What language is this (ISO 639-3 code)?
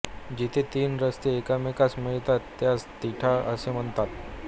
mar